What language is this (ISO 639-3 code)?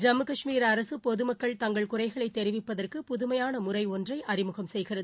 tam